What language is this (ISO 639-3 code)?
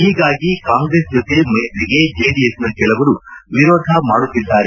kan